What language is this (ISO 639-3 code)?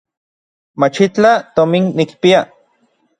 nlv